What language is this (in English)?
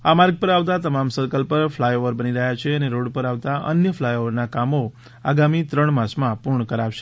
Gujarati